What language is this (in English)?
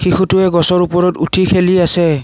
Assamese